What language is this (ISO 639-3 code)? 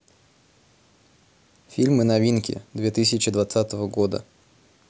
rus